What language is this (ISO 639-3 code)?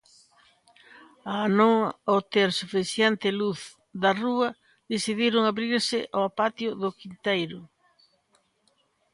glg